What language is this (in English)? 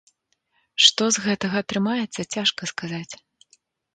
Belarusian